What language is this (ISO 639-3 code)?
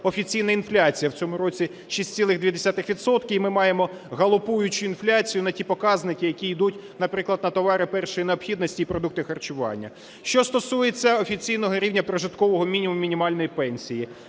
ukr